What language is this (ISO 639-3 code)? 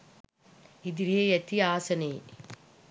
sin